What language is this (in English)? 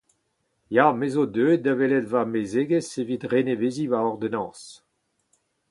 Breton